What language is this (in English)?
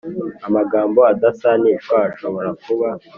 Kinyarwanda